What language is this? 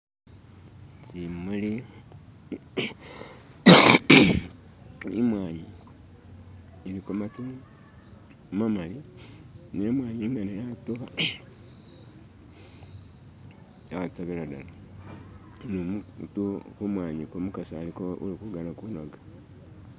Masaaba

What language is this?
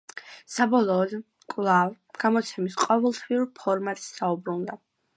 Georgian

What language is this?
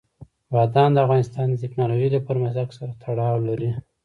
Pashto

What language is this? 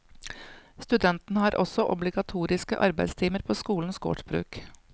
Norwegian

